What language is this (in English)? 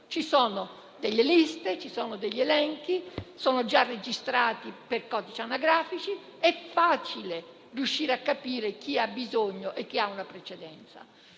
Italian